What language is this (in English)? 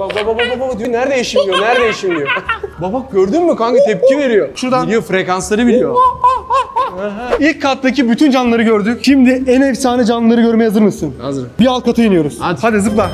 Turkish